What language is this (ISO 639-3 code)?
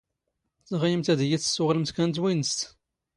zgh